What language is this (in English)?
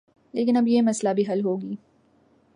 Urdu